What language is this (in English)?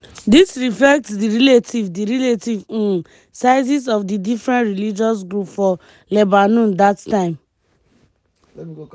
Nigerian Pidgin